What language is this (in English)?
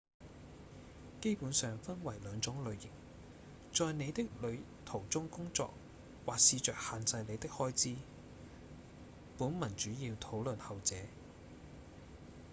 Cantonese